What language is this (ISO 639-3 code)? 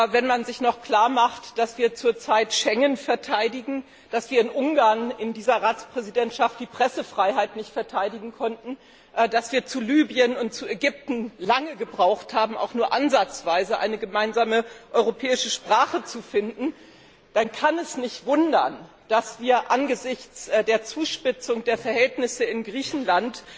deu